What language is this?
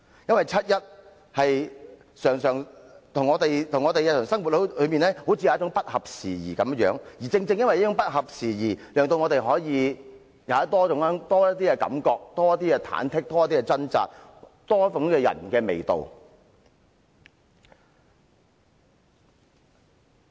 Cantonese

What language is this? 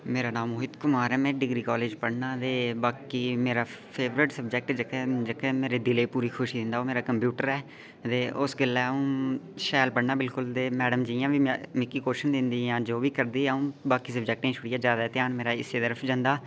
Dogri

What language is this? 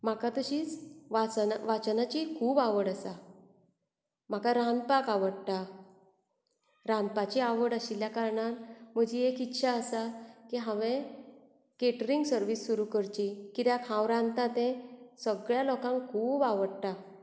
Konkani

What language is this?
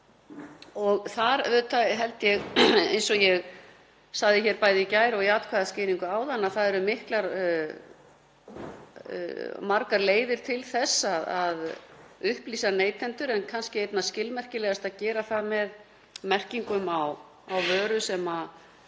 Icelandic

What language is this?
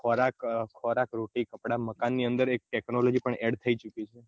Gujarati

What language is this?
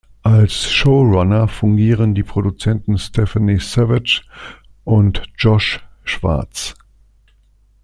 German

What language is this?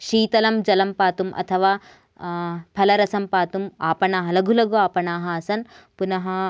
Sanskrit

